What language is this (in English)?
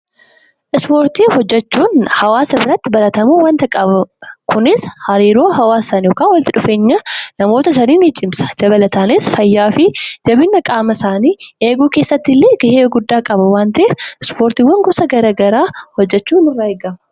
Oromo